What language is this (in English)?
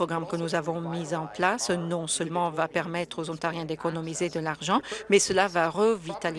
French